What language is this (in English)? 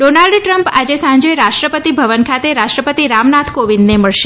Gujarati